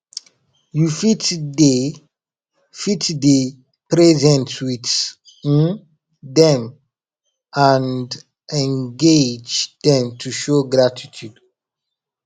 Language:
Nigerian Pidgin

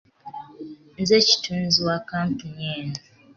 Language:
Ganda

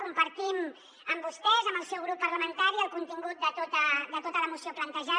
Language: Catalan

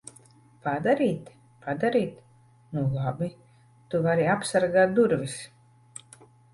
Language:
Latvian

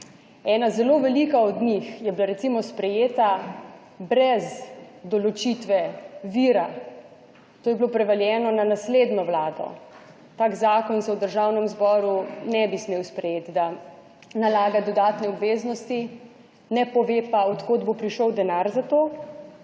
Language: Slovenian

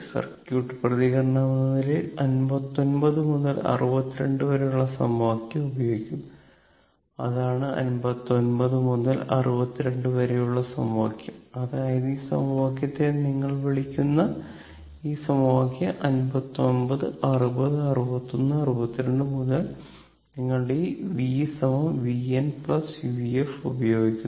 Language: Malayalam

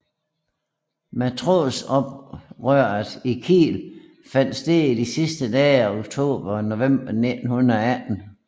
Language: Danish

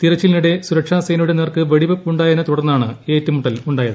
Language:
Malayalam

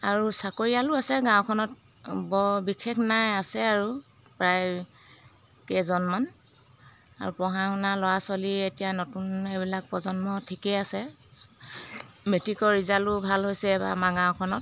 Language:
Assamese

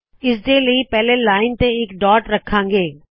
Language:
Punjabi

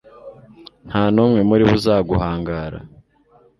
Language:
Kinyarwanda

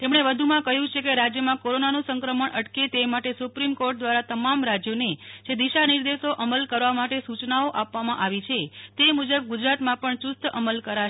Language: Gujarati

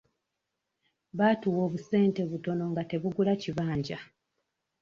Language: Ganda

